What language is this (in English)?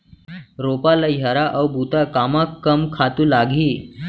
Chhattisgarhi